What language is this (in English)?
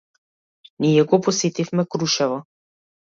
Macedonian